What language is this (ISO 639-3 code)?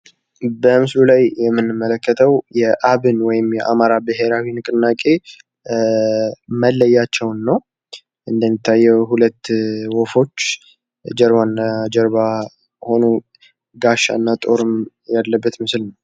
amh